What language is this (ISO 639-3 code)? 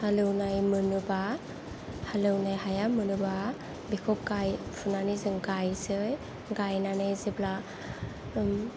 brx